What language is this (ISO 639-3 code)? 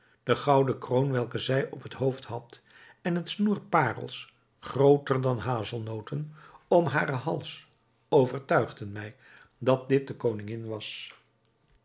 nld